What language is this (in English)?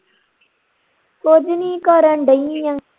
Punjabi